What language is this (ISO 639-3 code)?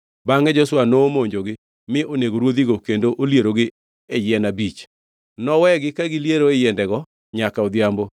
luo